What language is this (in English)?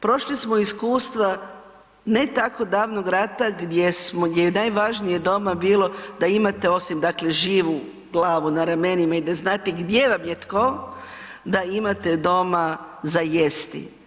Croatian